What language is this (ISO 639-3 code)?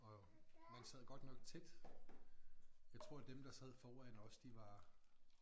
dan